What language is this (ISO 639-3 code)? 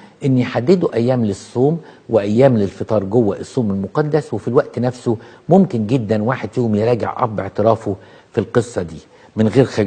ara